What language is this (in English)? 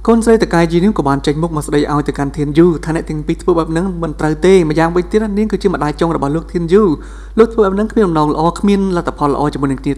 Thai